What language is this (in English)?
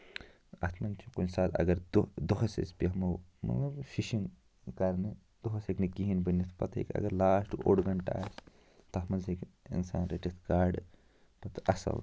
Kashmiri